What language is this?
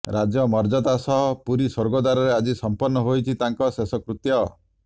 Odia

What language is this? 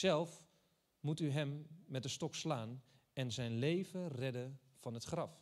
Dutch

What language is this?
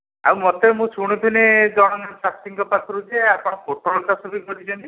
Odia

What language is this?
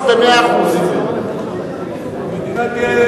Hebrew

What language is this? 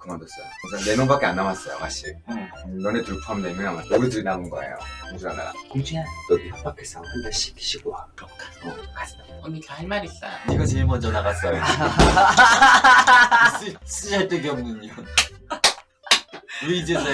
Korean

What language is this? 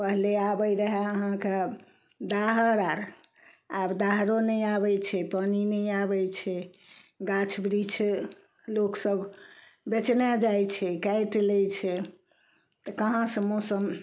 Maithili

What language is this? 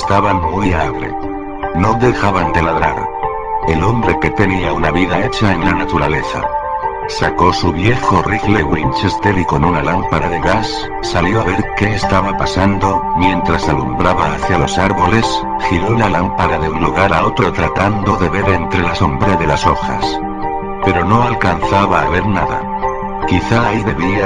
Spanish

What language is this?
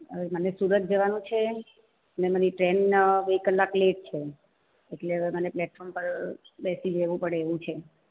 Gujarati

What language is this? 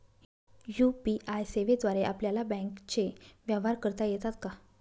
Marathi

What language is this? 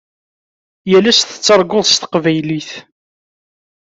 Kabyle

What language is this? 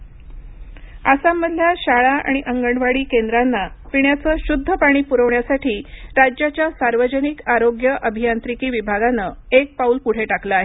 Marathi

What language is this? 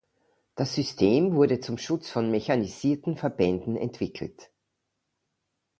German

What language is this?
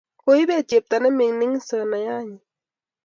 Kalenjin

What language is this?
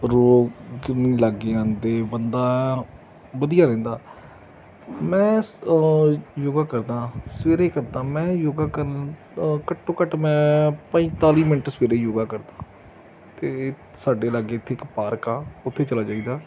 Punjabi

